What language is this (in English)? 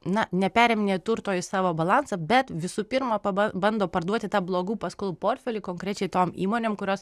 Lithuanian